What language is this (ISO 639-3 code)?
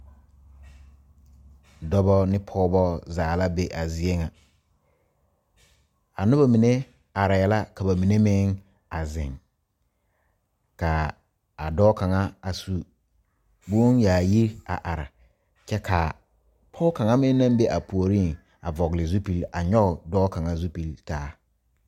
dga